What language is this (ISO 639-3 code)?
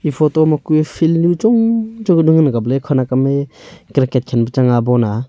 nnp